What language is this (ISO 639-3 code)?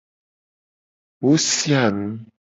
gej